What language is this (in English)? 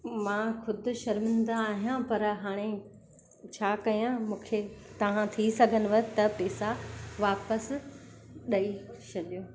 Sindhi